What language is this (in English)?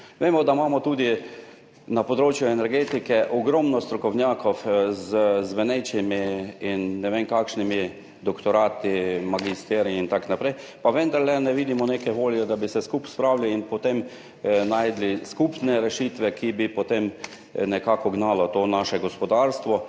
Slovenian